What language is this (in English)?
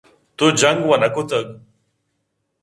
Eastern Balochi